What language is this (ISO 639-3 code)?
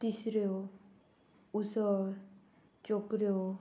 kok